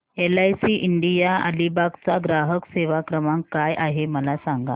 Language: Marathi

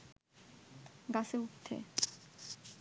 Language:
Bangla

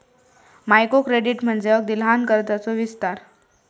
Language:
Marathi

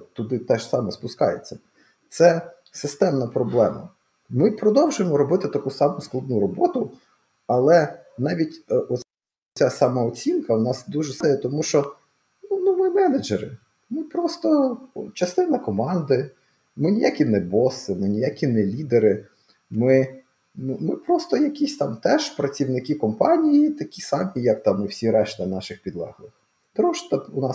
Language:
Ukrainian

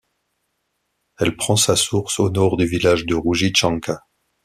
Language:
French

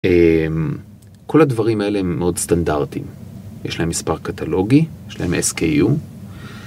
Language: Hebrew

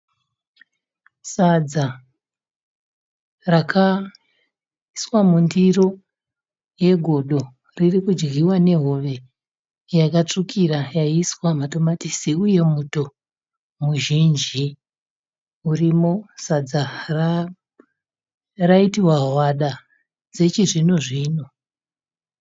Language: Shona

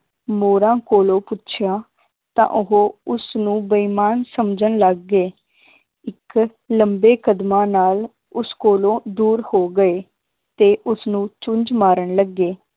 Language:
Punjabi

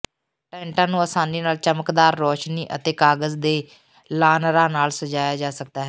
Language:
Punjabi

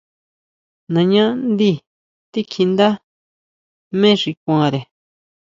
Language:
Huautla Mazatec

